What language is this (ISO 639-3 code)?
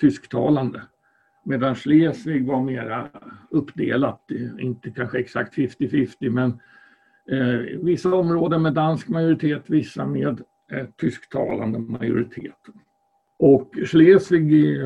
swe